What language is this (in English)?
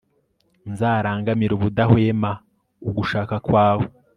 Kinyarwanda